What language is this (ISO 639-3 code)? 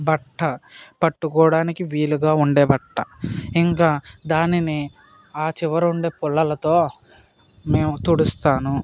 tel